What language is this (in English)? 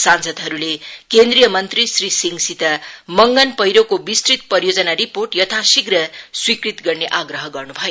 Nepali